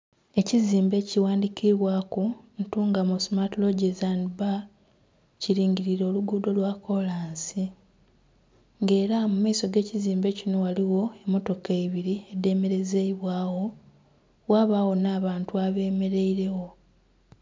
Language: Soga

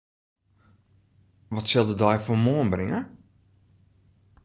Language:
Western Frisian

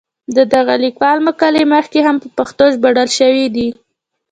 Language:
Pashto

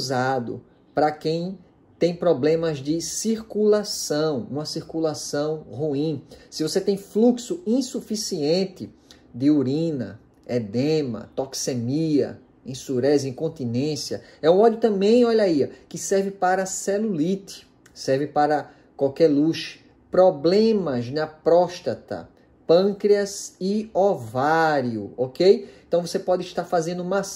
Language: Portuguese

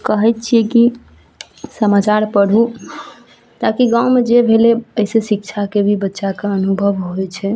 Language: Maithili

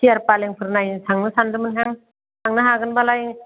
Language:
Bodo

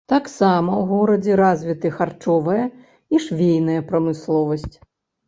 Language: Belarusian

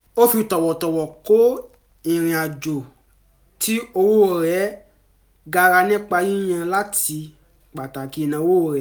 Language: Yoruba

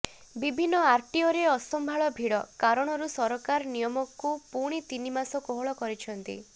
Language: Odia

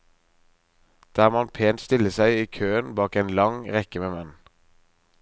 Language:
Norwegian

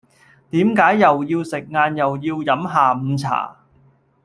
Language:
Cantonese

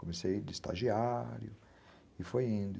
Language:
Portuguese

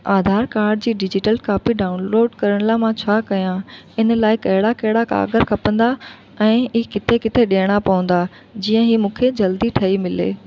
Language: Sindhi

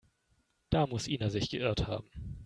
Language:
German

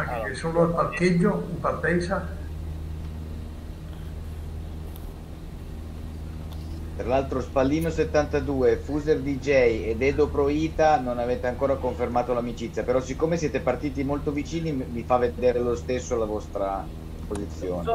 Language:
Italian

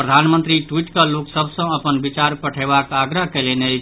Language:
Maithili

